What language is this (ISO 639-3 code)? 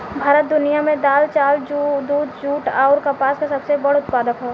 bho